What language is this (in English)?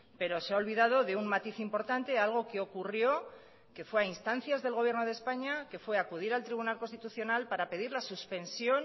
Spanish